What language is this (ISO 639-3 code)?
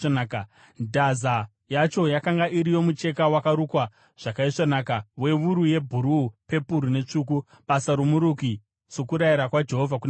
sna